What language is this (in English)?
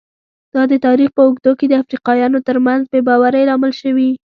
Pashto